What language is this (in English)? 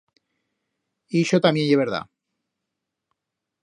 Aragonese